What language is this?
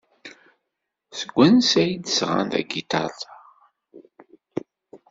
Kabyle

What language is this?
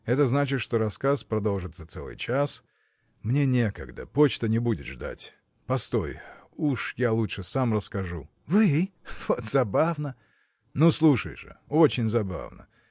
Russian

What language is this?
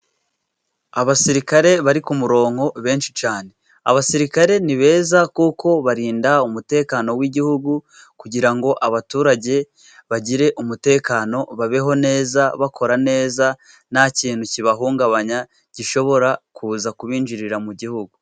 Kinyarwanda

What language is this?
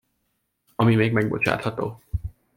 Hungarian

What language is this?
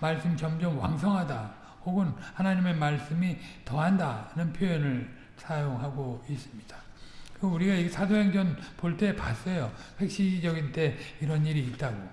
Korean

